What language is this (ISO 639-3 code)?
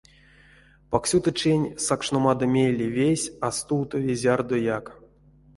myv